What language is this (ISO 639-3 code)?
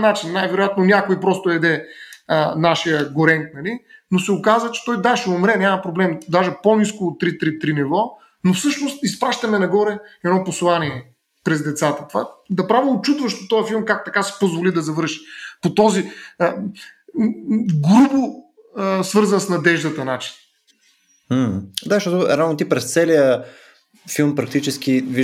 bul